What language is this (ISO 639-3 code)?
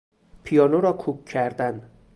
fas